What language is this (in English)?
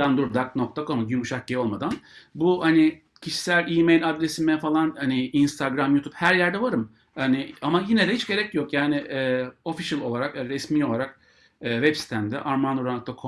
Turkish